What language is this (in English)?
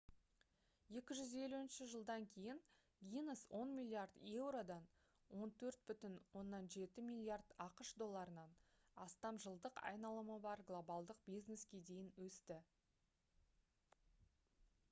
Kazakh